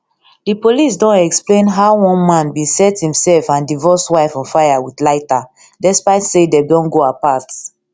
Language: Nigerian Pidgin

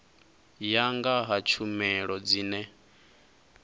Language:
Venda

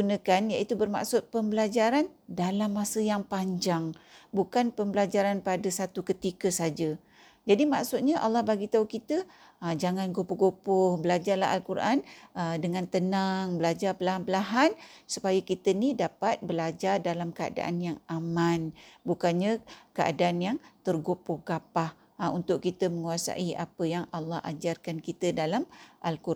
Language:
Malay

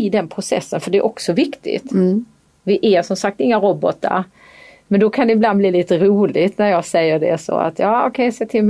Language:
Swedish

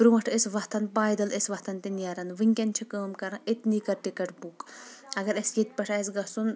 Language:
Kashmiri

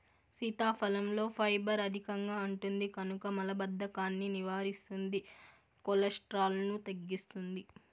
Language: Telugu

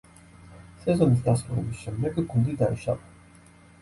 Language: Georgian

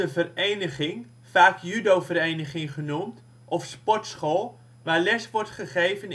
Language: Dutch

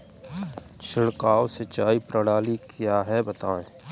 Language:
Hindi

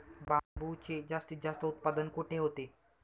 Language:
Marathi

